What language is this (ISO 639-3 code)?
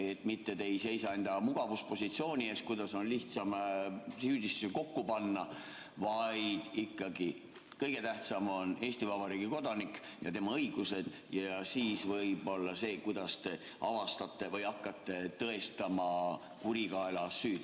est